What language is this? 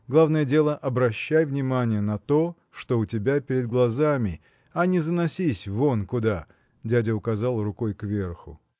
Russian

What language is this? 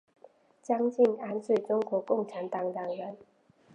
Chinese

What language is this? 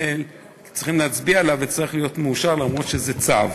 Hebrew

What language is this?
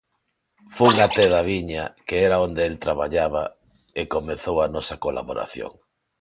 Galician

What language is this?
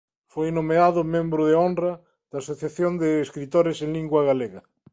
Galician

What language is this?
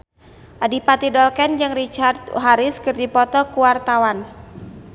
Sundanese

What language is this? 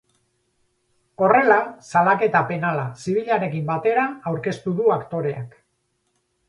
Basque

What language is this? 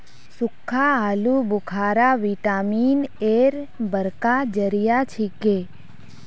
Magahi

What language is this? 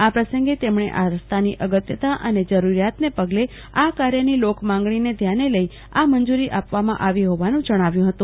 Gujarati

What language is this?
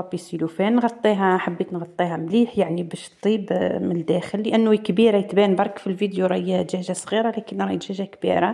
Arabic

